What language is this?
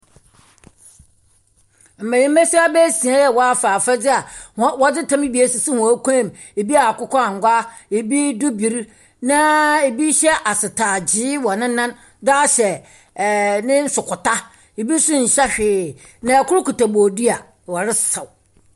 Akan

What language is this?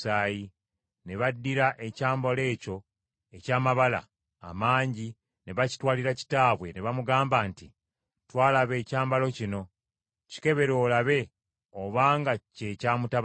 Ganda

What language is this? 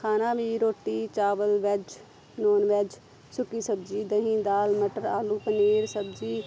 Punjabi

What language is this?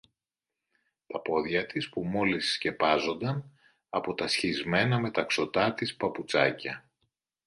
Greek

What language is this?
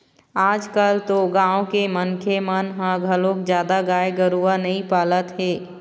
Chhattisgarhi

